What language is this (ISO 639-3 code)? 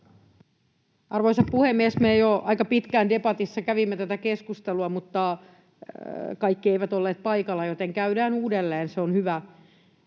fin